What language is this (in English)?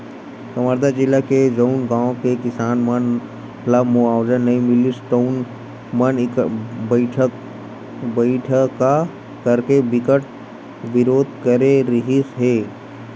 Chhattisgarhi